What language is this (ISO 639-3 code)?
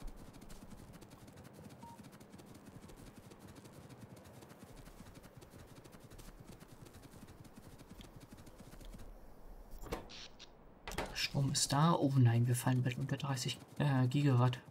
deu